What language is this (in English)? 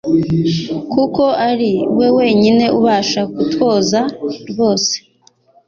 Kinyarwanda